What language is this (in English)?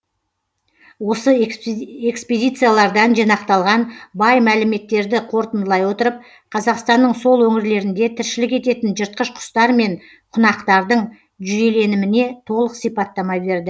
Kazakh